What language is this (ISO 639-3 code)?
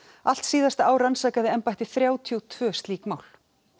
isl